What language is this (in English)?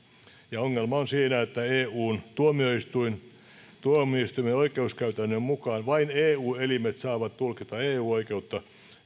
Finnish